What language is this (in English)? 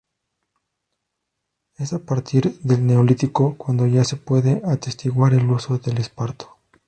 Spanish